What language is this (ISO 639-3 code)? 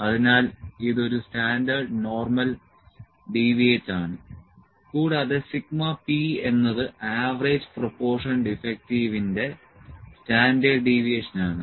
mal